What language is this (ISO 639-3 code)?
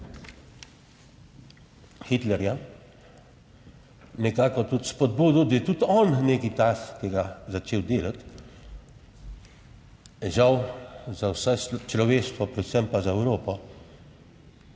slv